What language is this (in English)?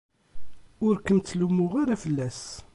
Kabyle